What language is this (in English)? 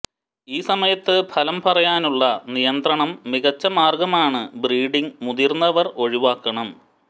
Malayalam